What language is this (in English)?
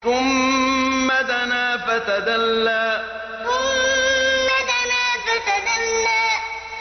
Arabic